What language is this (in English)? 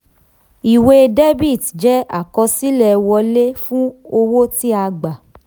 Yoruba